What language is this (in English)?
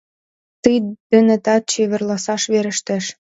Mari